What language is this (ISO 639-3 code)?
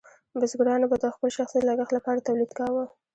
pus